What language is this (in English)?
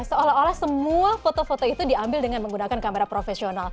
Indonesian